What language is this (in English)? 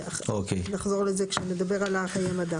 Hebrew